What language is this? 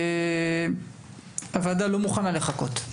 Hebrew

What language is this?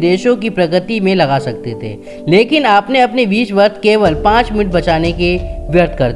Hindi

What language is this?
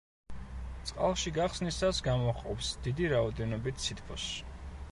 Georgian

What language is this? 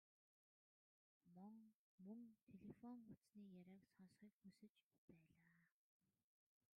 Mongolian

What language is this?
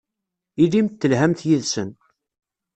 Kabyle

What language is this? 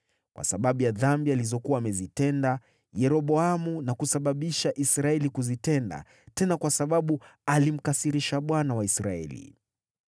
Swahili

